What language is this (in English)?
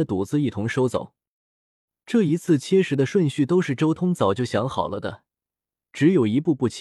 Chinese